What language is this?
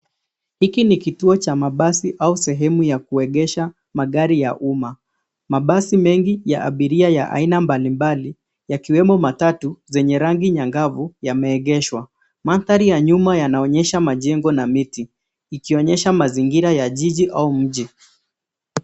Swahili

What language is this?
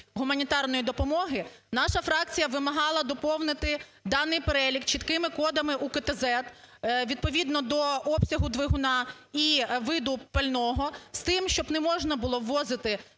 Ukrainian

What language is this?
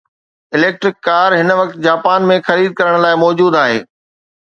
Sindhi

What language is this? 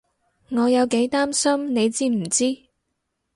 Cantonese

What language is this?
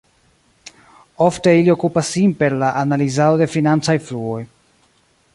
Esperanto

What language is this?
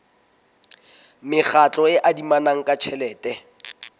Southern Sotho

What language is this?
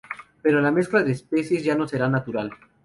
Spanish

